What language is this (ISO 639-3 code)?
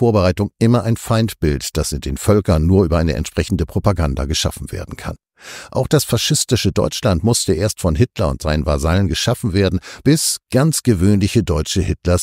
deu